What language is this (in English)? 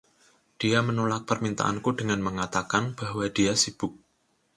Indonesian